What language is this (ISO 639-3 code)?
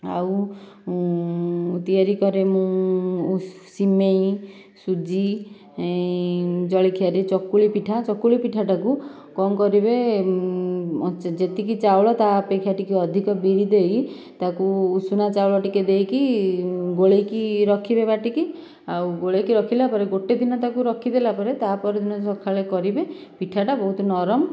ori